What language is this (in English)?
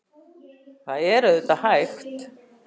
Icelandic